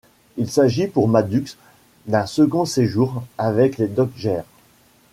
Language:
French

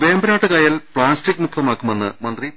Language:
Malayalam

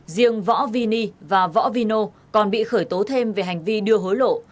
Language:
Vietnamese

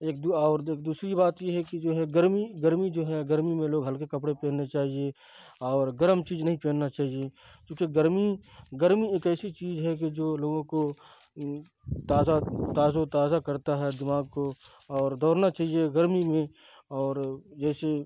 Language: Urdu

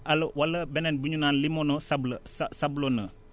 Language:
Wolof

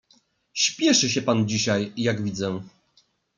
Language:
Polish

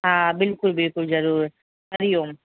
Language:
Sindhi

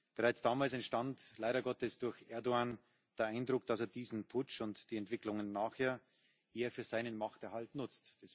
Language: German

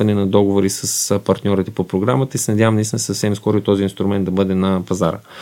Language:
Bulgarian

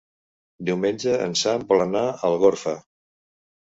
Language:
Catalan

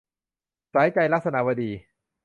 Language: Thai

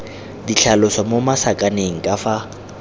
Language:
Tswana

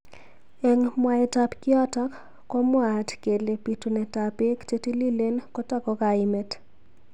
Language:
Kalenjin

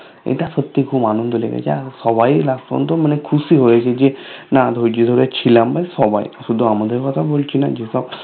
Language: Bangla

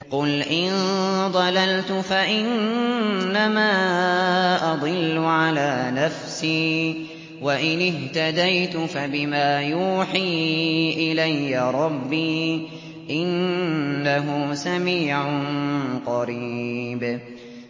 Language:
Arabic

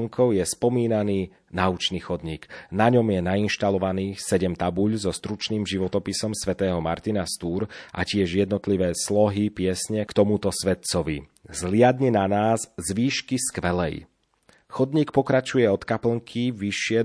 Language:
Slovak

